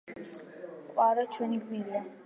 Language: Georgian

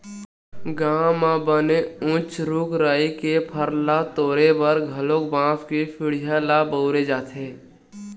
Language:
Chhattisgarhi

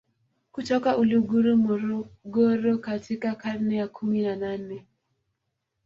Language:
Swahili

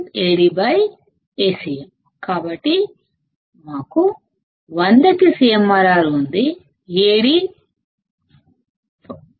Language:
Telugu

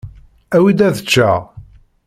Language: Kabyle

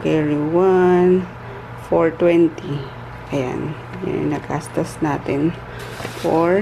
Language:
Filipino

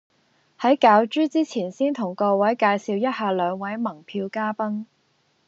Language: Cantonese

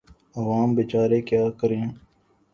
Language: Urdu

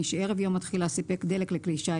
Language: Hebrew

